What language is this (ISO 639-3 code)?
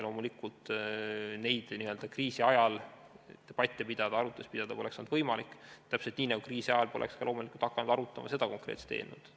est